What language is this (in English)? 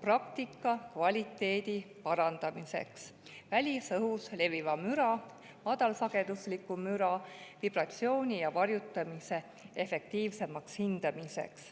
Estonian